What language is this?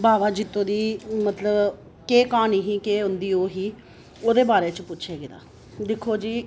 Dogri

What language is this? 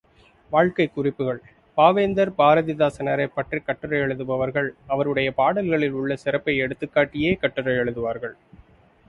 Tamil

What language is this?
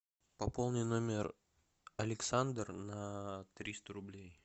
Russian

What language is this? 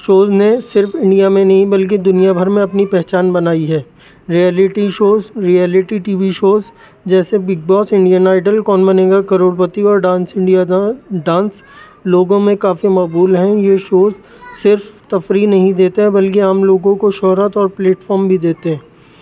Urdu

